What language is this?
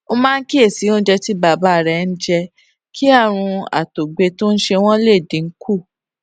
Yoruba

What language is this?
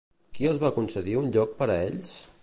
Catalan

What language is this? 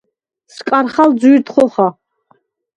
Svan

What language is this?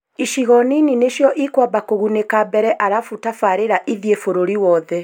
Kikuyu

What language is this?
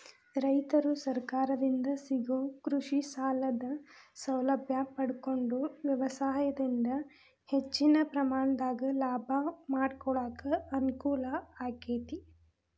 Kannada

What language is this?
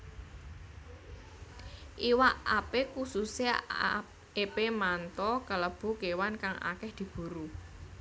Javanese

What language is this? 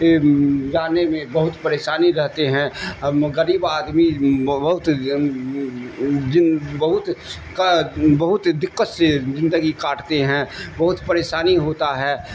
Urdu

